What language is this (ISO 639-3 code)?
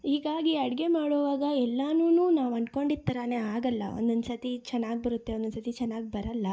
kan